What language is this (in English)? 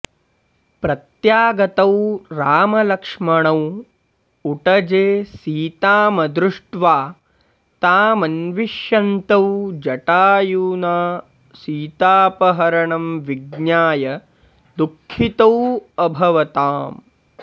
Sanskrit